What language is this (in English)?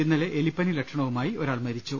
Malayalam